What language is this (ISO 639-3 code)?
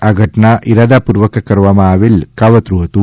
guj